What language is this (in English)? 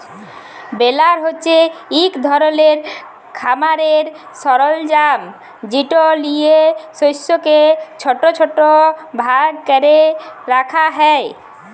Bangla